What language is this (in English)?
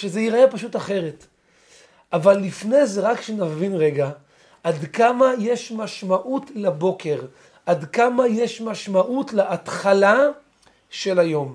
Hebrew